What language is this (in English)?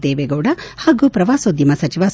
Kannada